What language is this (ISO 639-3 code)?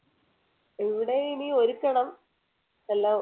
mal